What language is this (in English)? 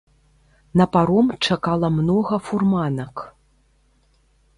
Belarusian